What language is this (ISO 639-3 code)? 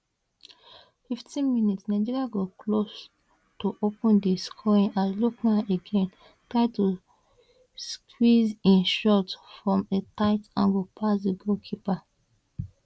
pcm